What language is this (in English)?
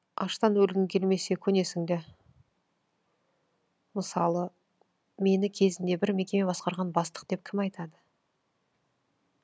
Kazakh